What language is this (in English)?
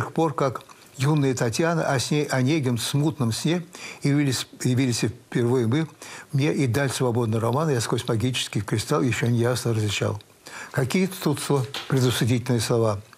Russian